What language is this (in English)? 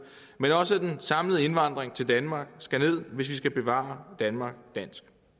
Danish